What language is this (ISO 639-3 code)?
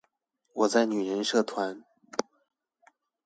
zho